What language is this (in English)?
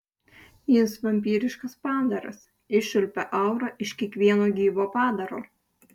Lithuanian